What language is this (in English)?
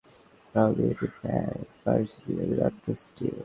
Bangla